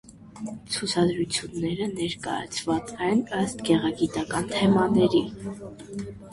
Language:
Armenian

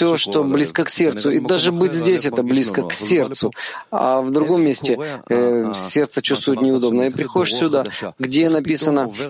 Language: Russian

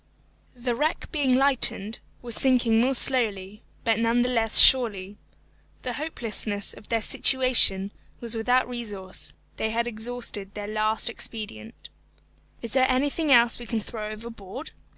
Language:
English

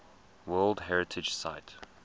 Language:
English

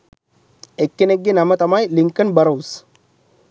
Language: Sinhala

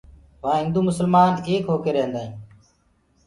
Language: Gurgula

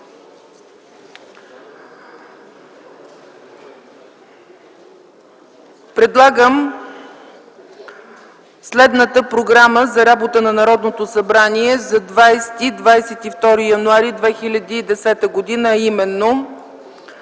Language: Bulgarian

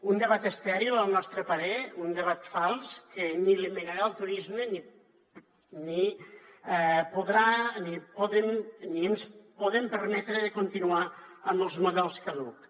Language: Catalan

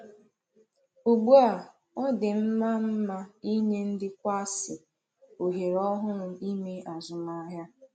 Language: Igbo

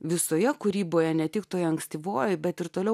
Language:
Lithuanian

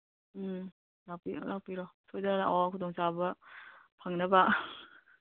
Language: Manipuri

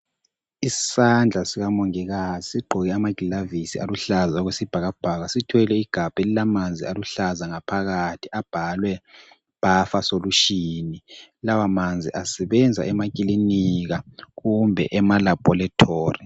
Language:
North Ndebele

